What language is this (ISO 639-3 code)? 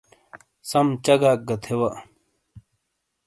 scl